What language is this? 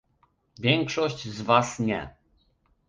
Polish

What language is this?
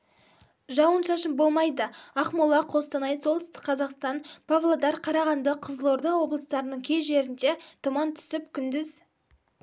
Kazakh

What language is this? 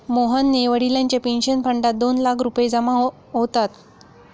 Marathi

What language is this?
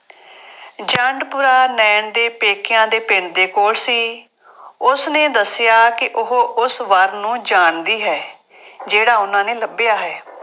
Punjabi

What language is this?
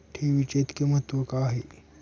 Marathi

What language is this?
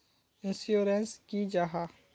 Magahi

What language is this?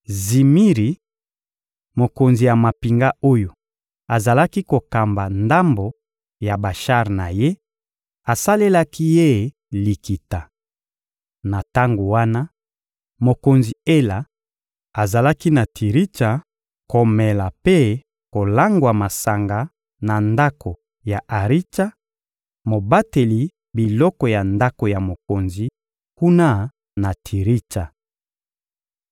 Lingala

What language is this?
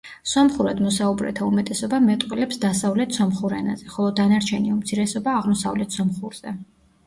Georgian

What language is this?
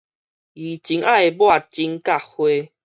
Min Nan Chinese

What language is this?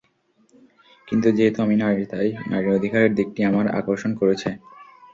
Bangla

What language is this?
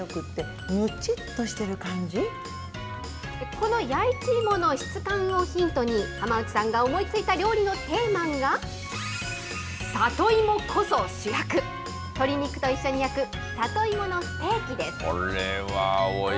Japanese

